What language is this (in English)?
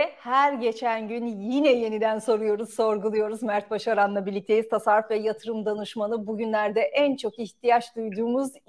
Turkish